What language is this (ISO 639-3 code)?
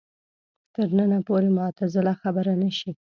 pus